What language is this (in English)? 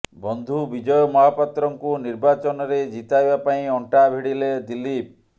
Odia